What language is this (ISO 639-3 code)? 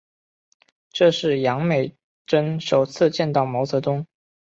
zho